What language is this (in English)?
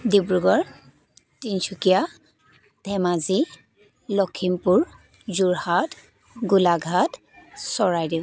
Assamese